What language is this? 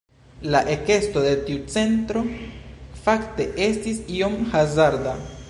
Esperanto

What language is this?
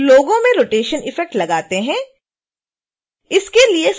Hindi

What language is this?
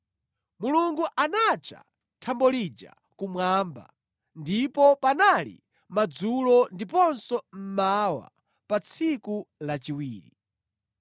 Nyanja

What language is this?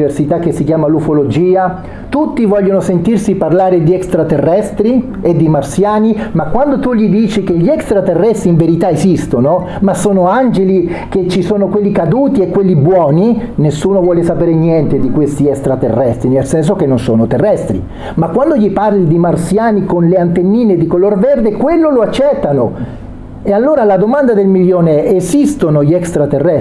Italian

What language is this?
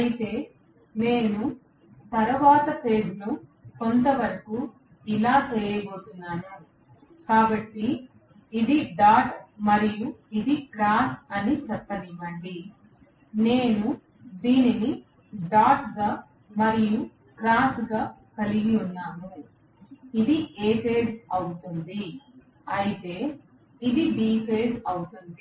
Telugu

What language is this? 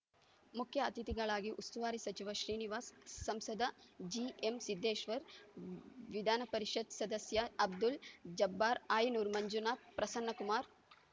Kannada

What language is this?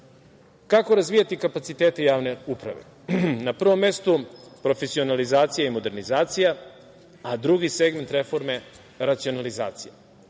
Serbian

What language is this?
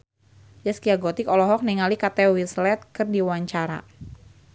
Sundanese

